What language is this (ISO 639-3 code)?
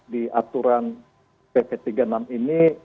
ind